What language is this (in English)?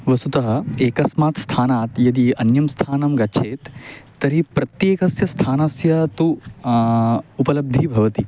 Sanskrit